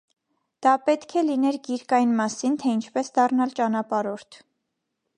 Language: Armenian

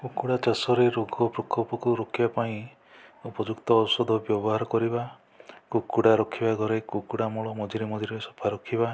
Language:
Odia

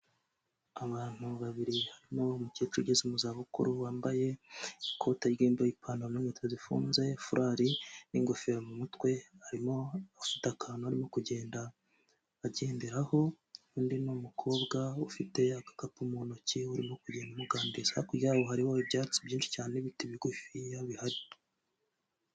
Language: Kinyarwanda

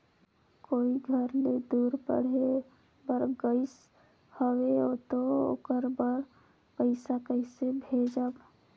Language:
Chhattisgarhi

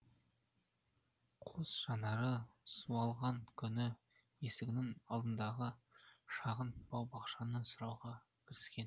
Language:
Kazakh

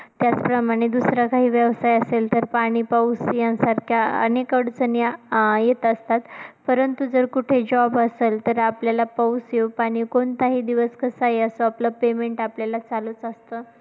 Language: Marathi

